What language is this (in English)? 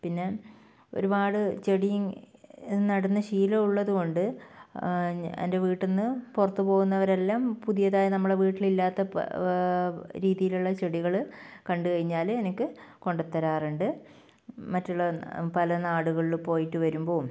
Malayalam